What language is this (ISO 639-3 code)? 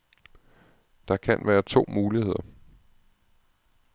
dan